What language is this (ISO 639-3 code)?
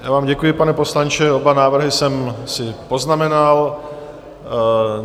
ces